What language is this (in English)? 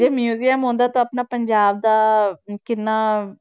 Punjabi